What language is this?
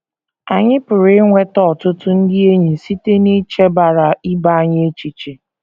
Igbo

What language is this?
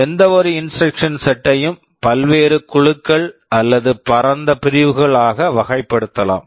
Tamil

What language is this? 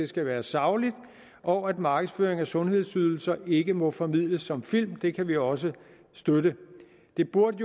Danish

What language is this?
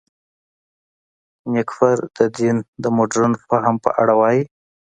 Pashto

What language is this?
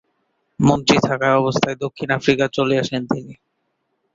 Bangla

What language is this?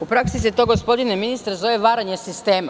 Serbian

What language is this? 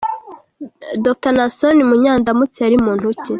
Kinyarwanda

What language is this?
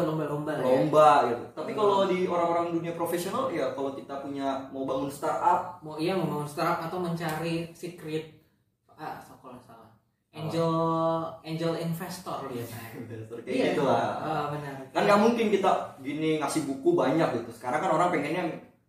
Indonesian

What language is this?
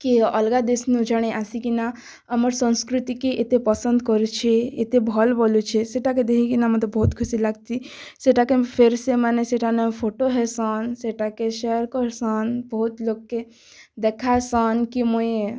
Odia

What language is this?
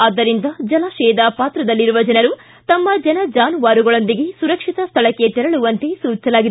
Kannada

